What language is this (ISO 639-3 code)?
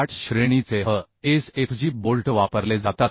mar